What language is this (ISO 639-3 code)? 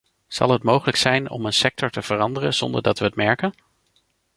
nld